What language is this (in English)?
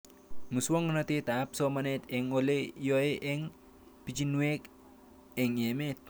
Kalenjin